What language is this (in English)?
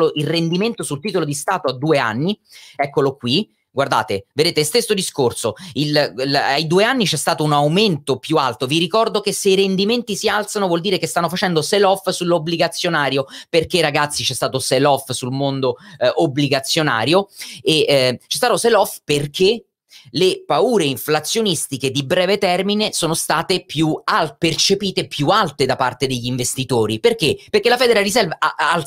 Italian